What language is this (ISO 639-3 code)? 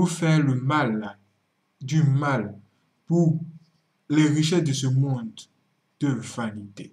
fra